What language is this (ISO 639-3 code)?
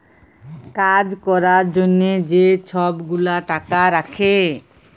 ben